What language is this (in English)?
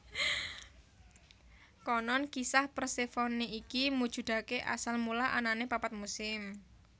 Javanese